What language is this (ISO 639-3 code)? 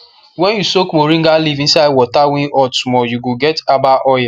pcm